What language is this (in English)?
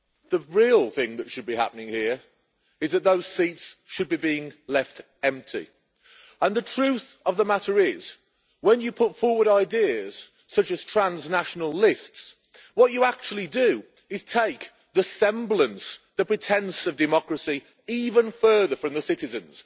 English